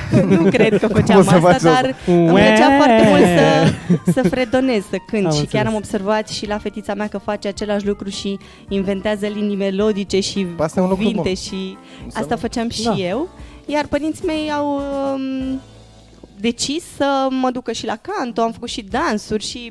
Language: Romanian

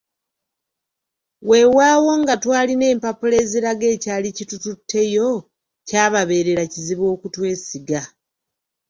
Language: Ganda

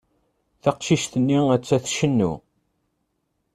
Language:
Kabyle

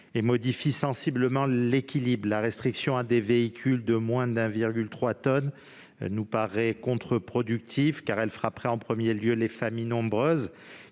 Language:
French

